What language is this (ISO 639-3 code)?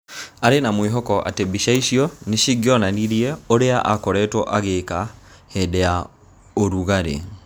kik